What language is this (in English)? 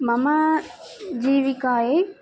Sanskrit